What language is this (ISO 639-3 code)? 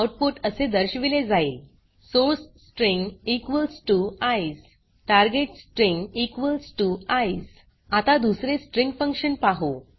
mar